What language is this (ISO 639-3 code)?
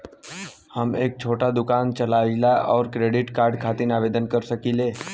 bho